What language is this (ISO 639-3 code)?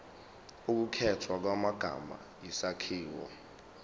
zul